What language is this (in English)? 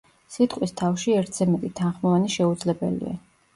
Georgian